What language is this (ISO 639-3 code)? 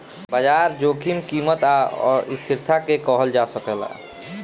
bho